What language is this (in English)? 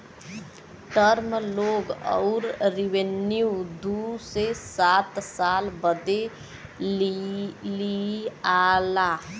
Bhojpuri